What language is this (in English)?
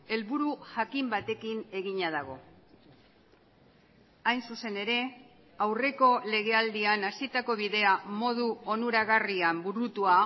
Basque